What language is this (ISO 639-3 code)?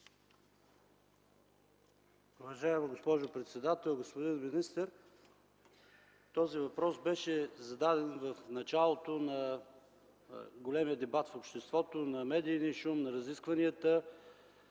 bul